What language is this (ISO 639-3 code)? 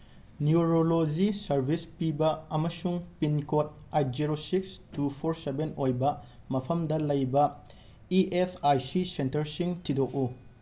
mni